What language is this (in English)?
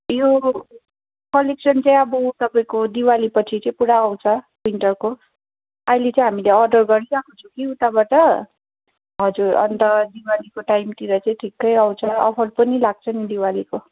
Nepali